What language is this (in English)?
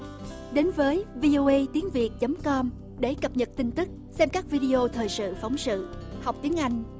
Vietnamese